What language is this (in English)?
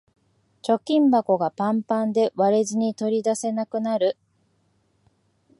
Japanese